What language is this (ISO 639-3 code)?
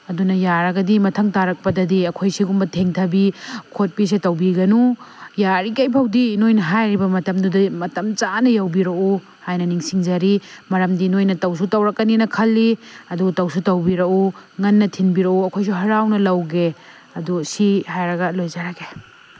mni